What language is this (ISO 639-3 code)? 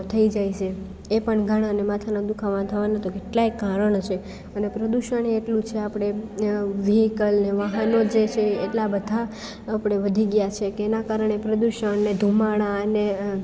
guj